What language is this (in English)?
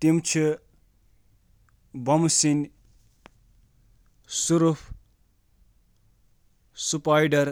Kashmiri